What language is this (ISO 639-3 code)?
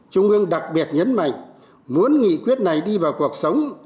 vie